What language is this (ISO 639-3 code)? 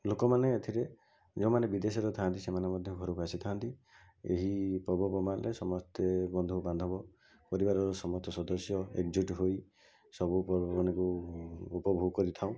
ori